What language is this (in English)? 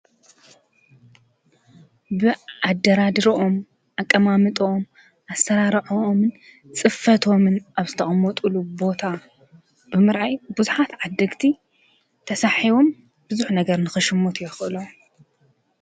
Tigrinya